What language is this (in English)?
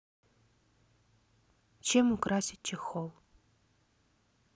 Russian